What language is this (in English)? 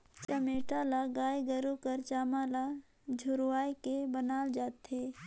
Chhattisgarhi